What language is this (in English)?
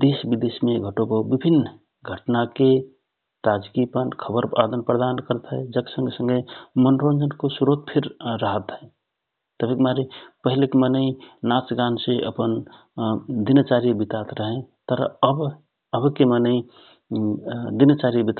Rana Tharu